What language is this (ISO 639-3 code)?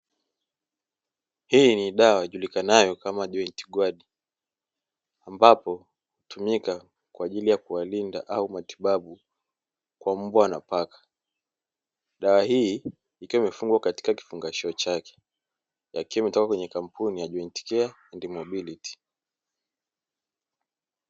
swa